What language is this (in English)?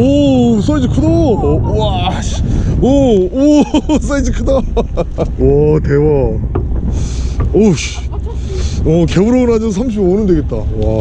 Korean